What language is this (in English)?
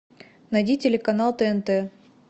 Russian